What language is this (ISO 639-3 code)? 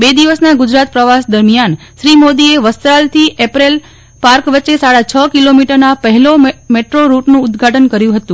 guj